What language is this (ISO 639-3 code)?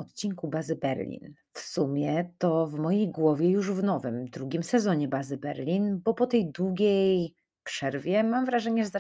pol